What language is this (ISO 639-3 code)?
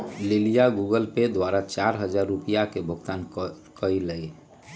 mag